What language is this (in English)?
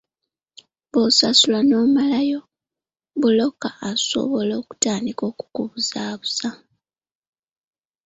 Ganda